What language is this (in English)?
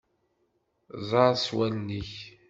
Kabyle